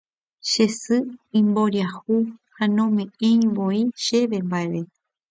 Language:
Guarani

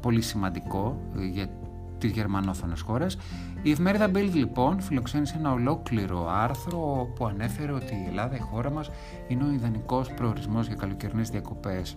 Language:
Greek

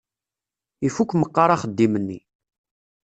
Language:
Kabyle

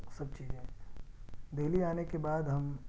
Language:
Urdu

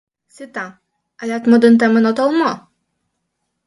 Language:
Mari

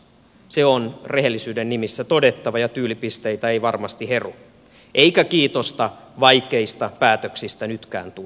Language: Finnish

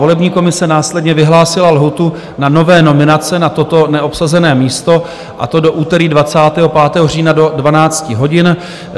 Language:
Czech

